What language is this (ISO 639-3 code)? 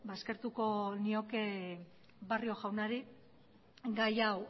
eus